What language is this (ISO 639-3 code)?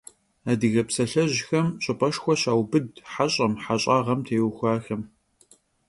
kbd